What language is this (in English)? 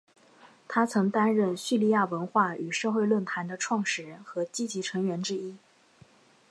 Chinese